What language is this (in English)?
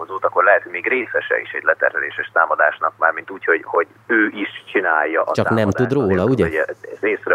Hungarian